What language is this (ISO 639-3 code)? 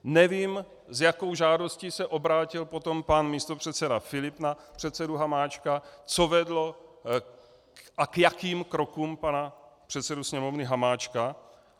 ces